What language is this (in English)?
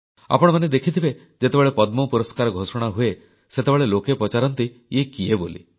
Odia